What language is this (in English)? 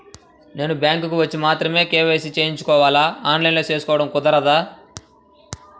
Telugu